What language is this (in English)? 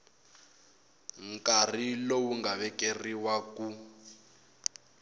Tsonga